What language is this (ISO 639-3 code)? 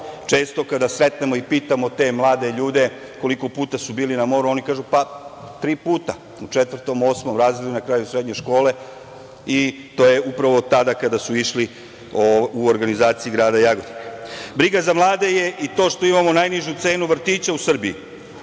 srp